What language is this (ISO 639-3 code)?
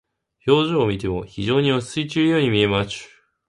jpn